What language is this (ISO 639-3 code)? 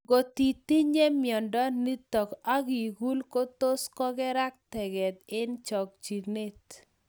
kln